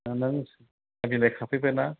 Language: Bodo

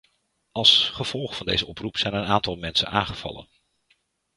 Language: Dutch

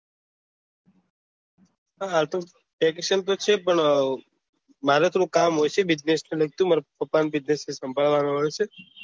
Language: Gujarati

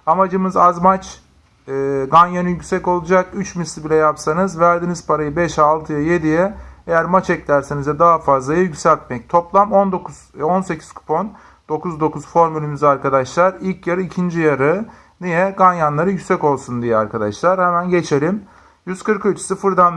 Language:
Turkish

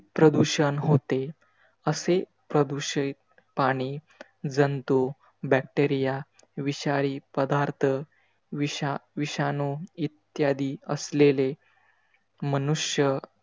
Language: Marathi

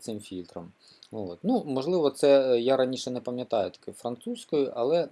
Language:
Ukrainian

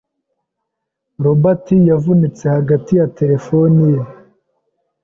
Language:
Kinyarwanda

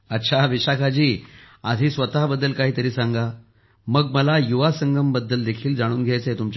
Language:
Marathi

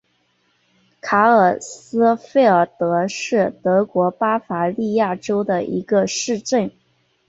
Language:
Chinese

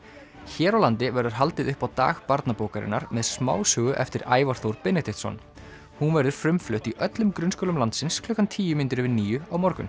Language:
Icelandic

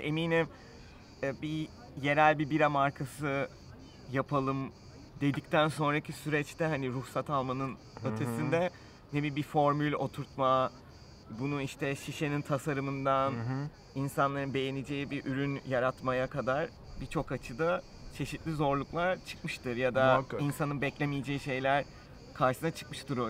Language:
Turkish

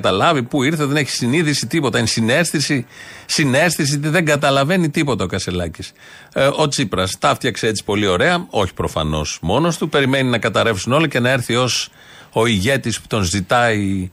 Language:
Greek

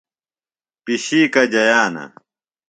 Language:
Phalura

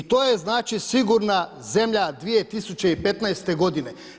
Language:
Croatian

